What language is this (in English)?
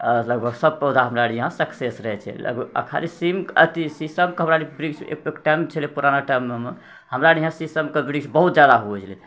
Maithili